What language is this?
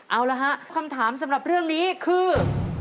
Thai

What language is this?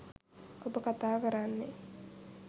Sinhala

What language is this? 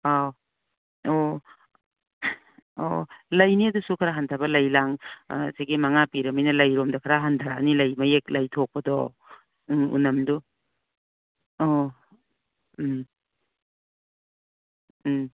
Manipuri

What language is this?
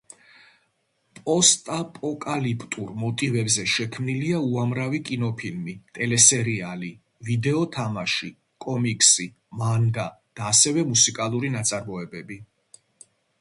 Georgian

